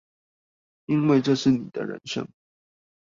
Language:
Chinese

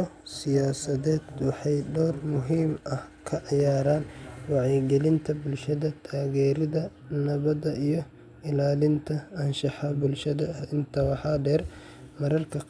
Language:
Somali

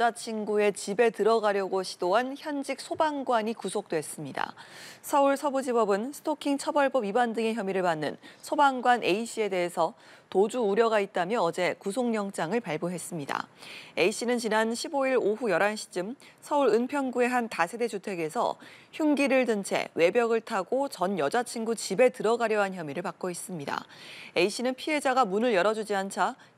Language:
Korean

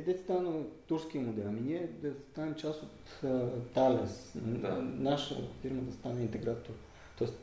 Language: Bulgarian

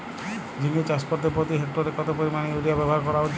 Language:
Bangla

